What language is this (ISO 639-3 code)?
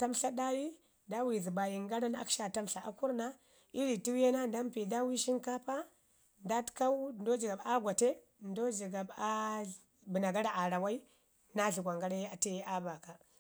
ngi